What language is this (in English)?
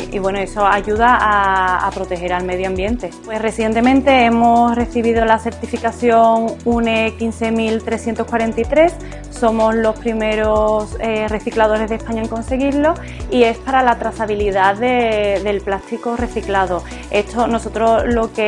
Spanish